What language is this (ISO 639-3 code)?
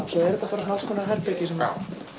isl